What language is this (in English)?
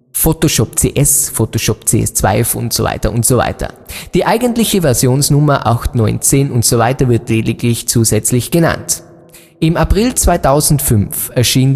German